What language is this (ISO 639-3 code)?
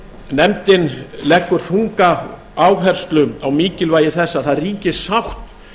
isl